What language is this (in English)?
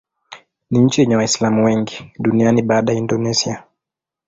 Swahili